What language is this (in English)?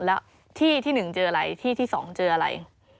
Thai